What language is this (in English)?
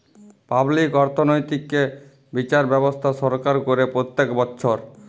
Bangla